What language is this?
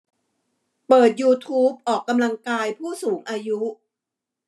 Thai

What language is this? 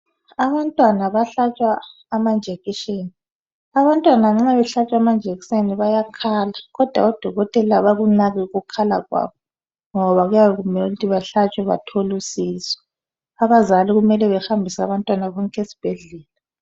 North Ndebele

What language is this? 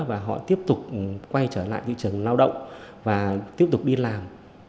Vietnamese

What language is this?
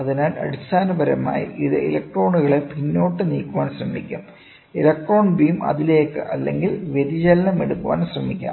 Malayalam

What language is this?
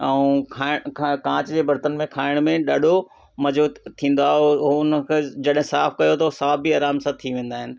Sindhi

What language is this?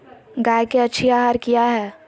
Magahi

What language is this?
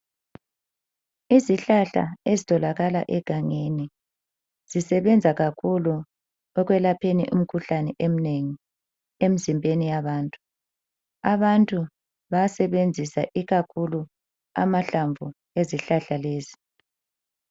North Ndebele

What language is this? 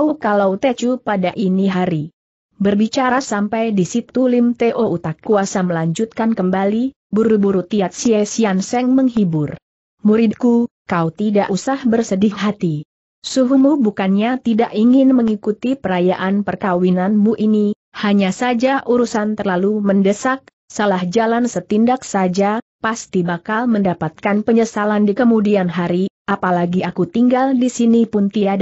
Indonesian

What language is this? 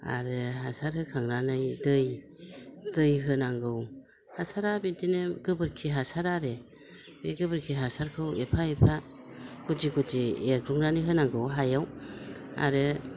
Bodo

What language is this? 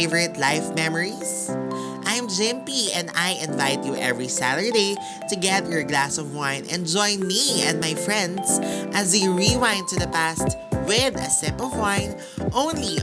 Filipino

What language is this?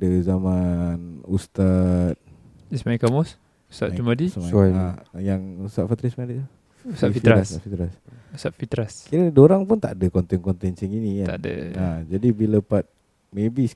Malay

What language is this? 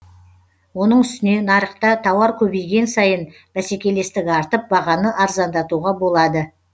Kazakh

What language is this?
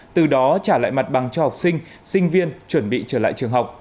Vietnamese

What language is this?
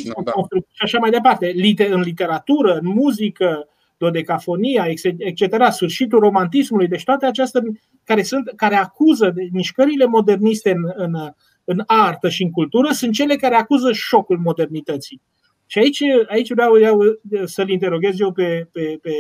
Romanian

